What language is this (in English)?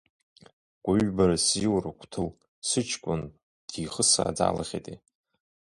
Abkhazian